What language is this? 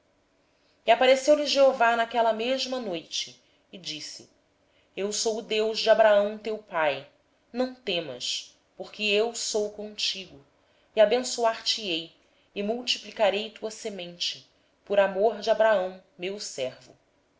Portuguese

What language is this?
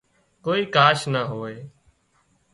Wadiyara Koli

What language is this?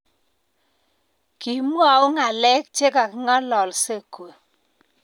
Kalenjin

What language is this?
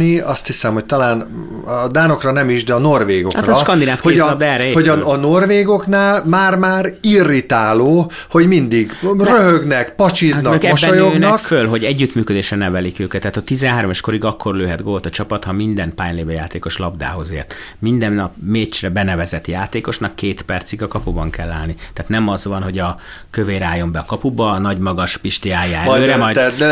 Hungarian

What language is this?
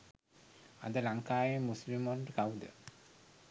Sinhala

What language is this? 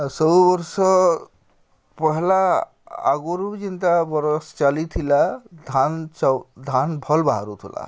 Odia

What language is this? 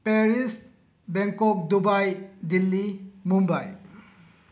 Manipuri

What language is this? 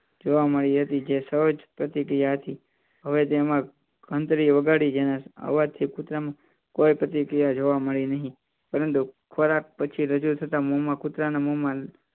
Gujarati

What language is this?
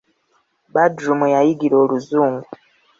Ganda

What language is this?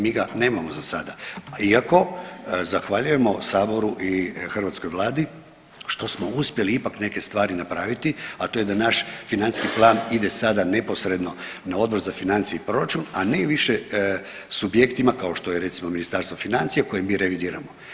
Croatian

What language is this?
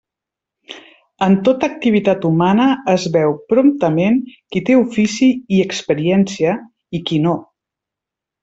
Catalan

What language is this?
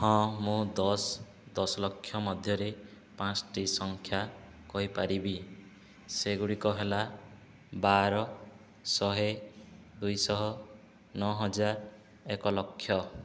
Odia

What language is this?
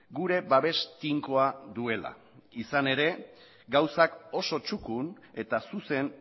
Basque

